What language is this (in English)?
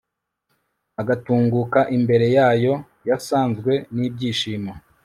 Kinyarwanda